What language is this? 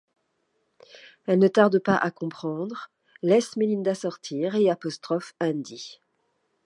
French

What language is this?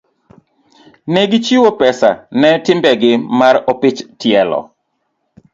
Luo (Kenya and Tanzania)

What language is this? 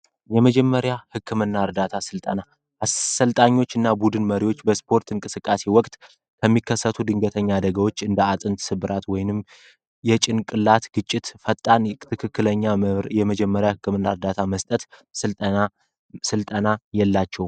Amharic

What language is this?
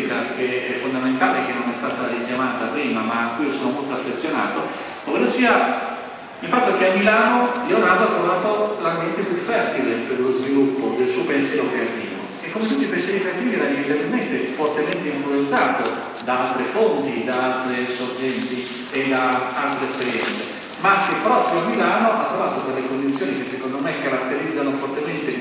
Italian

